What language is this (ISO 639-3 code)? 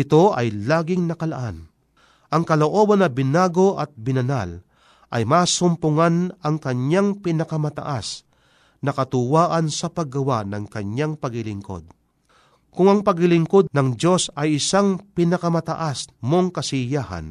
fil